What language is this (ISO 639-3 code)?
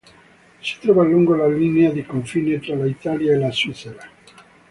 ita